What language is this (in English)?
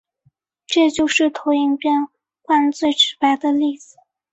Chinese